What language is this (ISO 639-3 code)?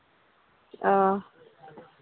sat